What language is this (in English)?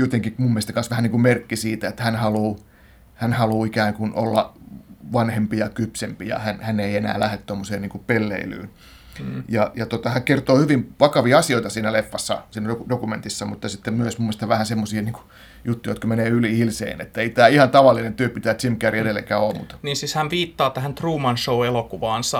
Finnish